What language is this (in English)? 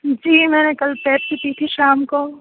Urdu